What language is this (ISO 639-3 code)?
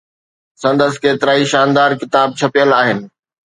snd